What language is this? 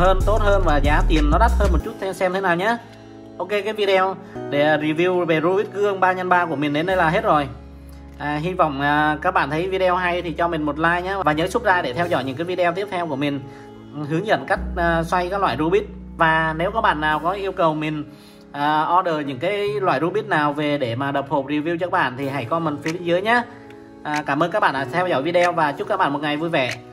Vietnamese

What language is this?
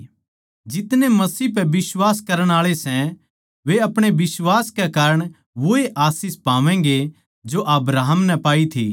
Haryanvi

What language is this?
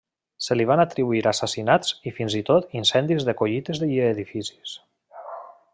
Catalan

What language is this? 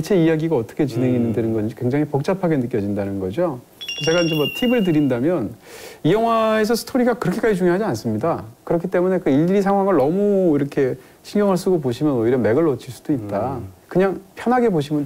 Korean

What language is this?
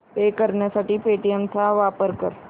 Marathi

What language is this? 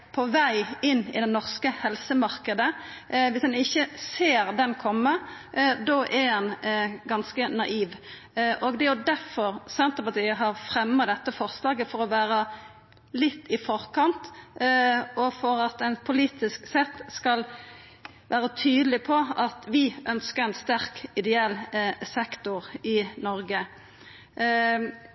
Norwegian Nynorsk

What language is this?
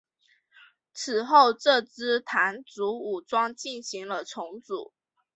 Chinese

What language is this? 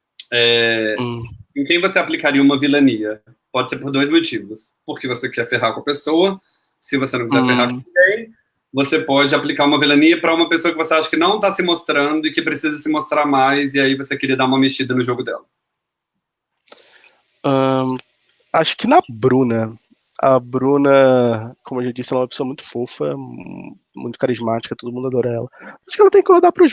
Portuguese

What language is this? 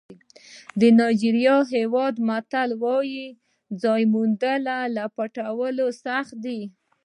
Pashto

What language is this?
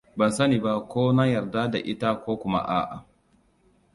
Hausa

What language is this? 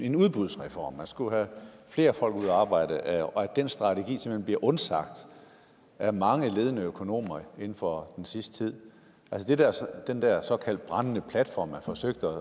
Danish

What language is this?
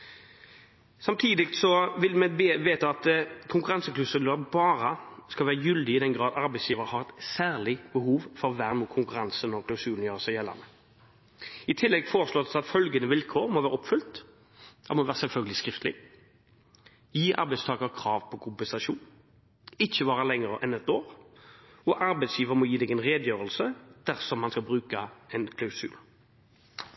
Norwegian Bokmål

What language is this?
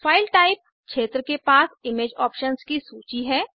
Hindi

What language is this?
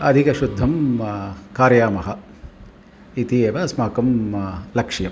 Sanskrit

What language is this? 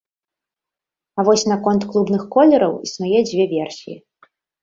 Belarusian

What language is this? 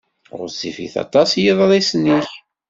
Kabyle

